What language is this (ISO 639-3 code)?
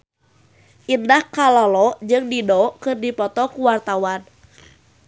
sun